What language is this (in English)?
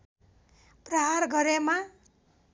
Nepali